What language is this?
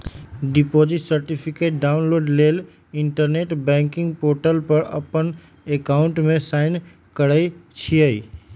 Magahi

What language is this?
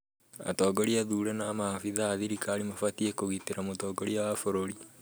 Kikuyu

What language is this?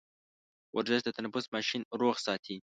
Pashto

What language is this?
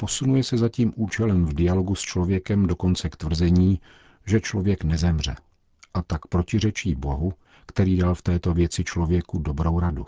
Czech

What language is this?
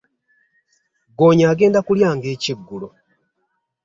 Ganda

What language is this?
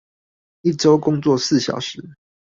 Chinese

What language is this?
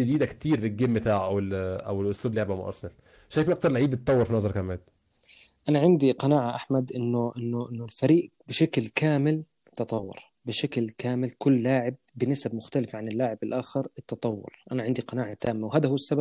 Arabic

